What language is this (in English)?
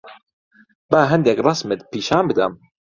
Central Kurdish